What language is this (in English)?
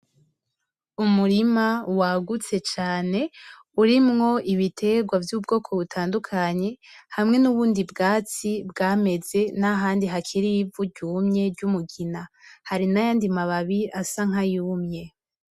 Rundi